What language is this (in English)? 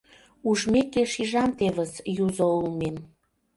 Mari